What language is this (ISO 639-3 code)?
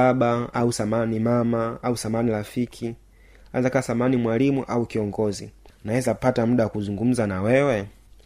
swa